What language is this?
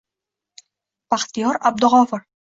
Uzbek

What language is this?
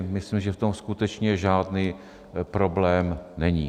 Czech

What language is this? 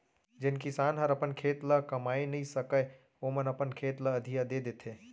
Chhattisgarhi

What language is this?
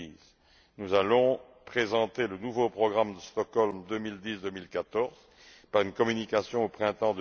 French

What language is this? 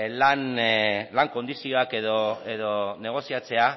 Basque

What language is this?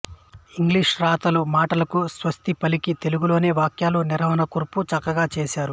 Telugu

